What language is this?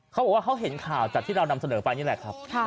Thai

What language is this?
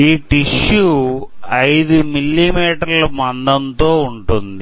Telugu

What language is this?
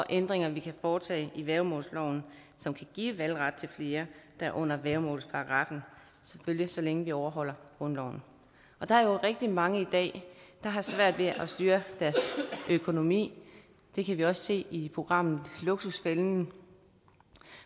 Danish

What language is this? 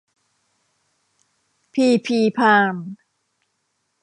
Thai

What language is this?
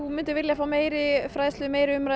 Icelandic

